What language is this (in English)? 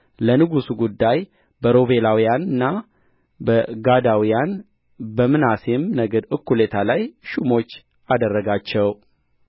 Amharic